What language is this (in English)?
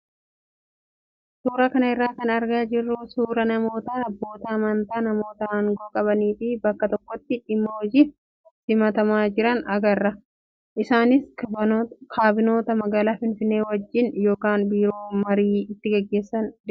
Oromo